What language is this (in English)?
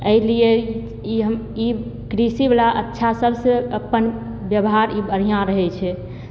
Maithili